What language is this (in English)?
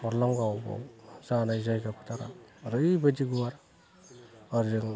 Bodo